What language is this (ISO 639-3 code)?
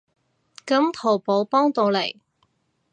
yue